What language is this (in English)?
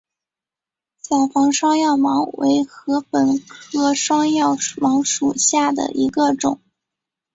Chinese